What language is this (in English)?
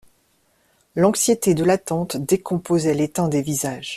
French